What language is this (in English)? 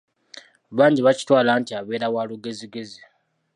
Ganda